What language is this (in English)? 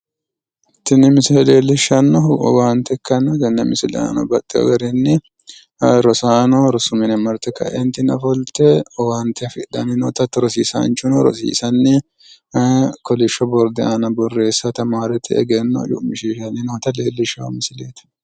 Sidamo